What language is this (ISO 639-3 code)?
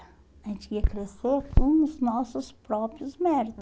por